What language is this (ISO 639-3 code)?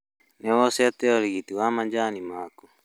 kik